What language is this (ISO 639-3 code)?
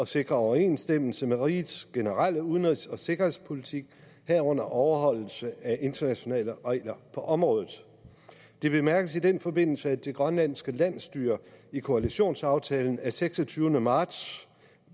dan